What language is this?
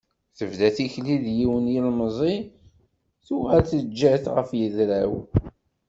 Kabyle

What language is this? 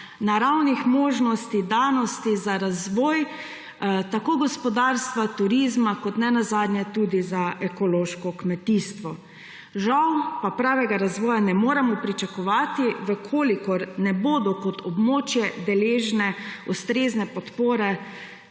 Slovenian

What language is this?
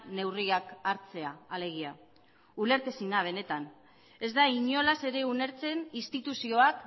Basque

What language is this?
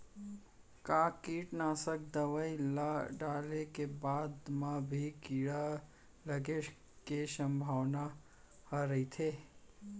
Chhattisgarhi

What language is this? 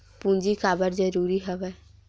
Chhattisgarhi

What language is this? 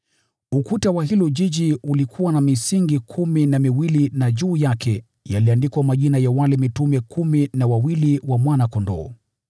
Swahili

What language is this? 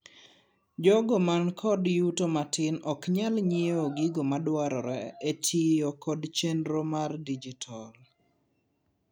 Luo (Kenya and Tanzania)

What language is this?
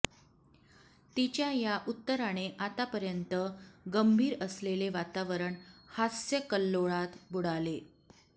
Marathi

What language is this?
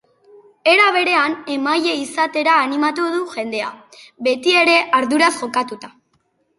Basque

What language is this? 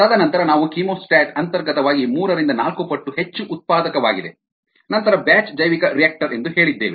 Kannada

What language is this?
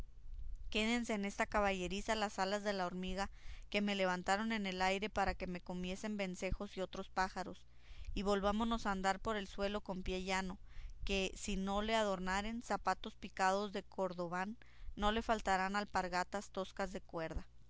Spanish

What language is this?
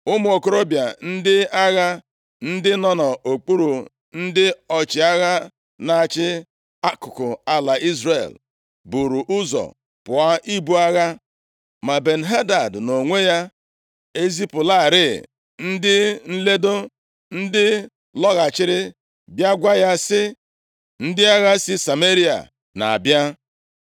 Igbo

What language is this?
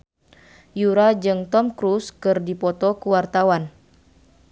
Sundanese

